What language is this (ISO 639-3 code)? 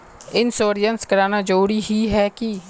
mag